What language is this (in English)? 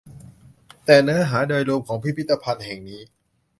Thai